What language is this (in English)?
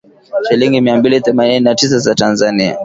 Swahili